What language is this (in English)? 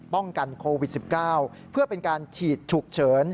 Thai